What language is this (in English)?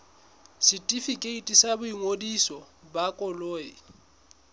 Southern Sotho